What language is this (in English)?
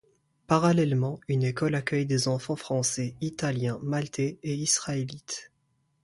French